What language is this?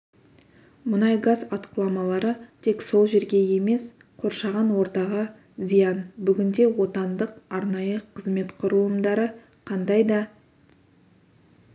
Kazakh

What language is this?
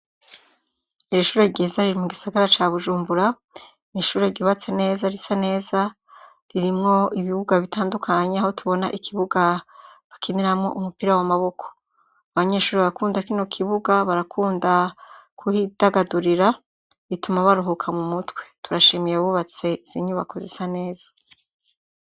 Rundi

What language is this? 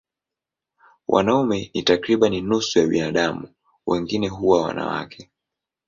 Swahili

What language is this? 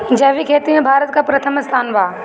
Bhojpuri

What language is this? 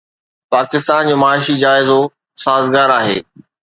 Sindhi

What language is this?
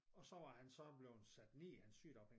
Danish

